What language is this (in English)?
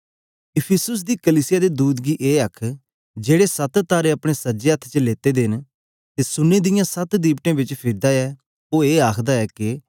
Dogri